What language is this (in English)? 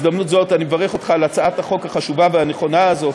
Hebrew